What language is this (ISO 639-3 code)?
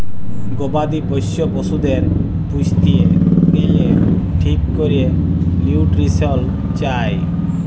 ben